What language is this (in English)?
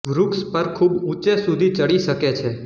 Gujarati